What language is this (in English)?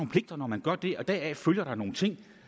Danish